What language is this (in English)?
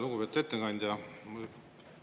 Estonian